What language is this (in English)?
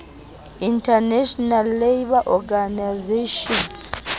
Southern Sotho